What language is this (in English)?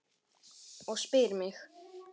Icelandic